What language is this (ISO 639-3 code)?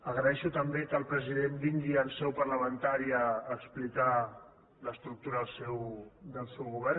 cat